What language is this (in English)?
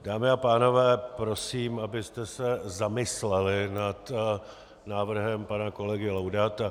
Czech